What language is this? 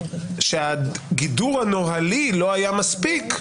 Hebrew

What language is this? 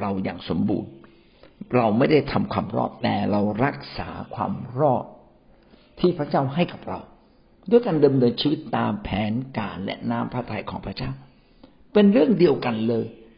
Thai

